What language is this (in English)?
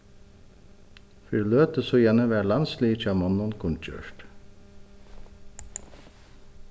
Faroese